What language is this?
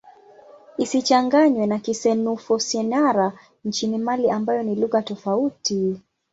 Swahili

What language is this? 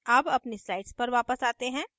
Hindi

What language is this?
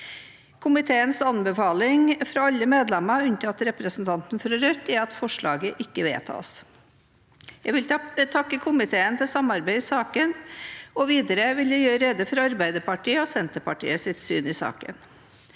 Norwegian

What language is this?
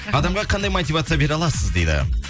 Kazakh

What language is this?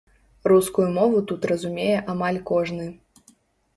Belarusian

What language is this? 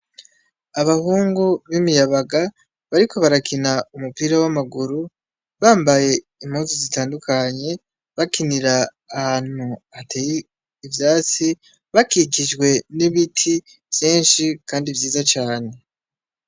Rundi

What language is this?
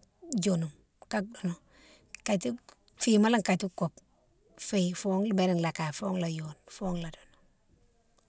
Mansoanka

